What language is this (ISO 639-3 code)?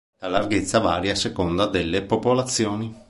ita